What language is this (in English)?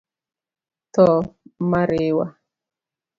Luo (Kenya and Tanzania)